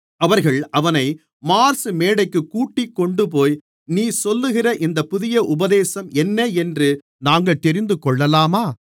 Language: Tamil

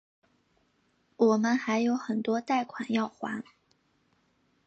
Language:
Chinese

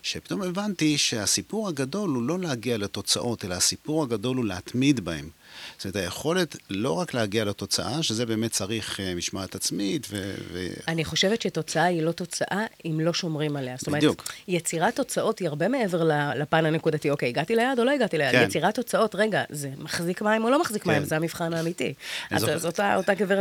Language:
Hebrew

